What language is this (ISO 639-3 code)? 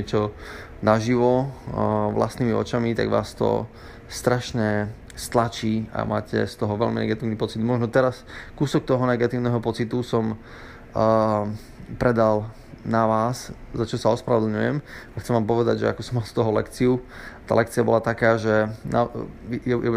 slk